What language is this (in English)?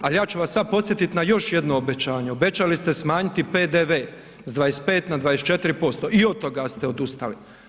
Croatian